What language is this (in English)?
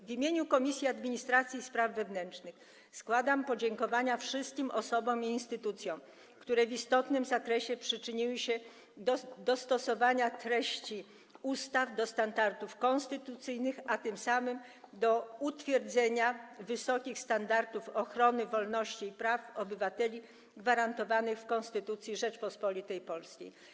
Polish